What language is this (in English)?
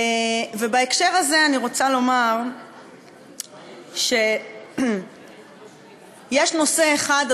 Hebrew